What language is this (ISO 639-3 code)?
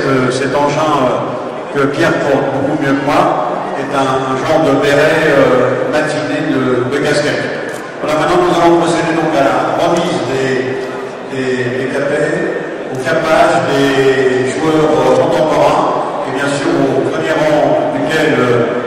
fra